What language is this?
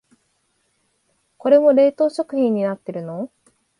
Japanese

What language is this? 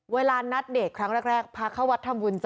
Thai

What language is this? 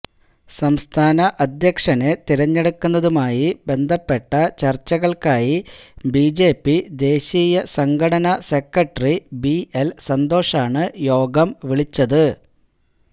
Malayalam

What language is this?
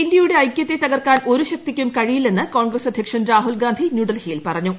Malayalam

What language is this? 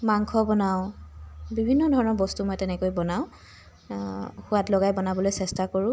Assamese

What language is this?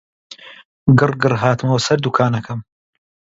Central Kurdish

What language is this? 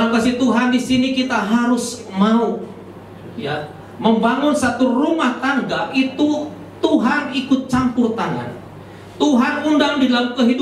Indonesian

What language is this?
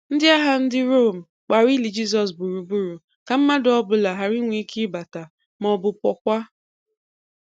Igbo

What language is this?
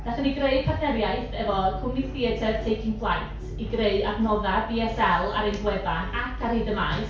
Welsh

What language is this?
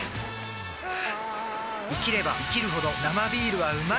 Japanese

